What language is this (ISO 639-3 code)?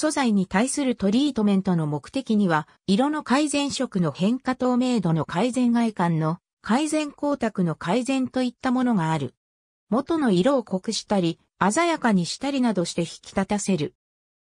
jpn